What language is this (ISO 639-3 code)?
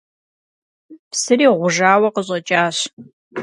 kbd